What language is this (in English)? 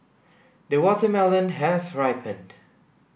English